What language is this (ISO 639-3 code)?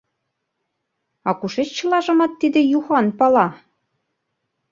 chm